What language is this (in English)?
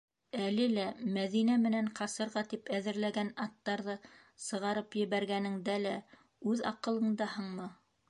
Bashkir